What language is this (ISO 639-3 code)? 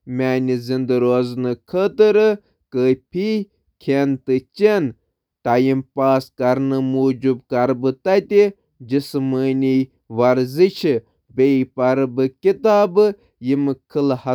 kas